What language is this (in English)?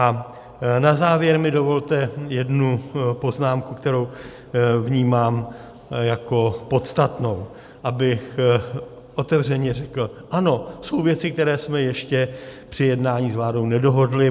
Czech